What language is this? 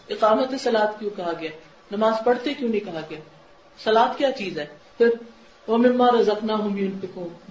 Urdu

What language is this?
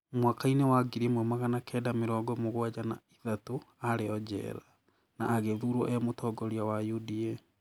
Kikuyu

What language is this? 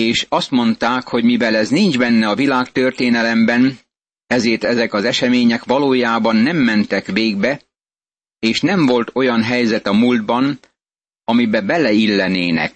Hungarian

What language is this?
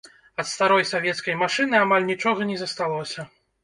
Belarusian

